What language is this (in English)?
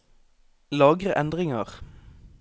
Norwegian